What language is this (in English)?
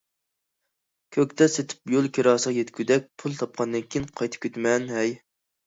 Uyghur